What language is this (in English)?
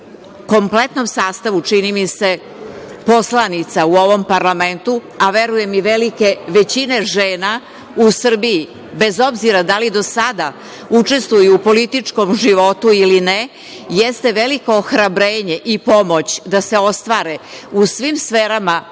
Serbian